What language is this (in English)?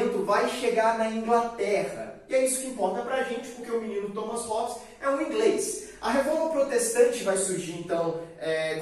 Portuguese